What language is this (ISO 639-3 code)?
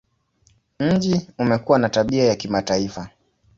swa